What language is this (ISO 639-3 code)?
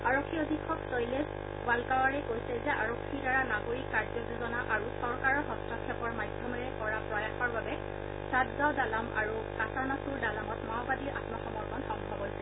asm